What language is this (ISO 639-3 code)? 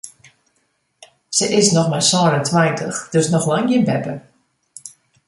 fry